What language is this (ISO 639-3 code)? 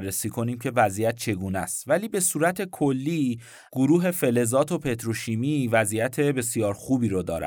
fas